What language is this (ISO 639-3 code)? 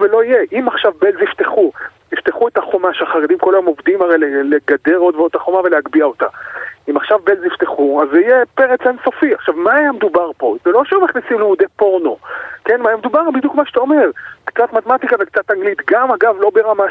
heb